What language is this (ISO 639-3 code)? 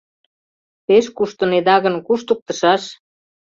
chm